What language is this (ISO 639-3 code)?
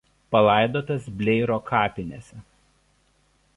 lit